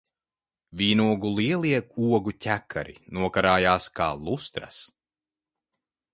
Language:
Latvian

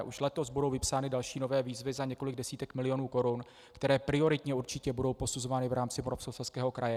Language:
Czech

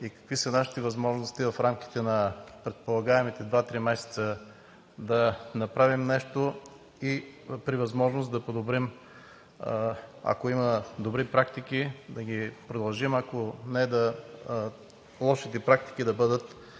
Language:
Bulgarian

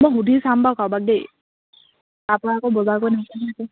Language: Assamese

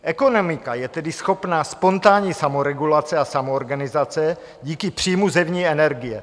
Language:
Czech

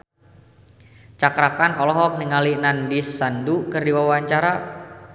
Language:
Sundanese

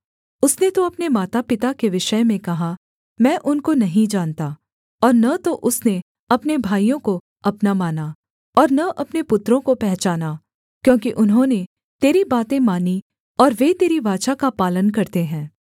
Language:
Hindi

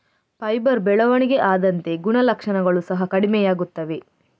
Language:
Kannada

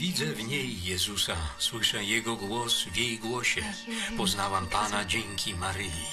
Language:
Polish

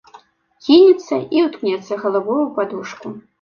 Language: Belarusian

